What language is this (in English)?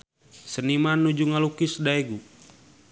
Sundanese